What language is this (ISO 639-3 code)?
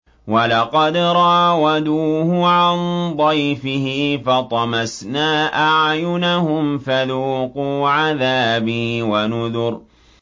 ara